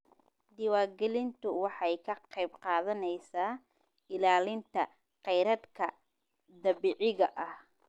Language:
Somali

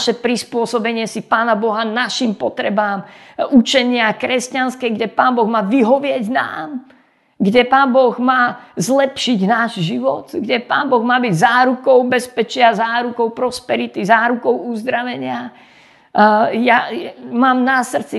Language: Slovak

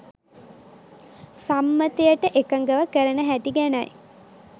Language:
Sinhala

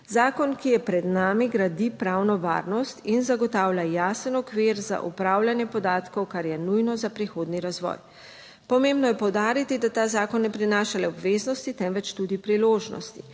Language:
Slovenian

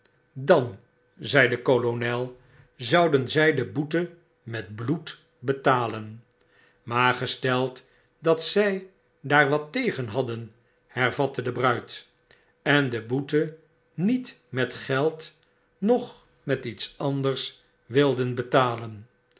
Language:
Dutch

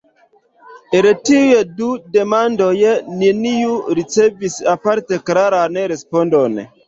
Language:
Esperanto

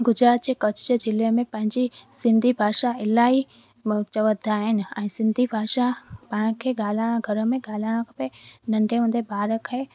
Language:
Sindhi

